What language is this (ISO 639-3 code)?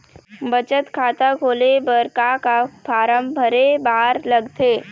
hne